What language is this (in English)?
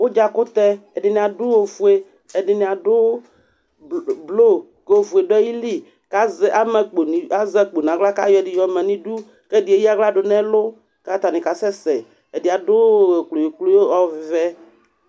Ikposo